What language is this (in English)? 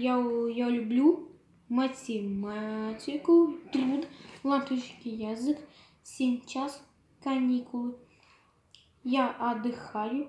Russian